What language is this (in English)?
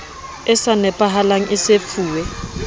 Southern Sotho